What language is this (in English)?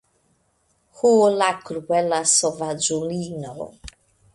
Esperanto